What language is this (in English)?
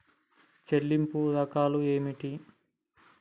Telugu